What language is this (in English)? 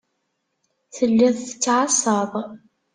Kabyle